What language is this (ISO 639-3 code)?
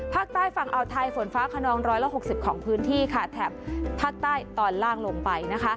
tha